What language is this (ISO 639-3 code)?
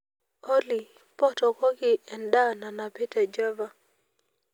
mas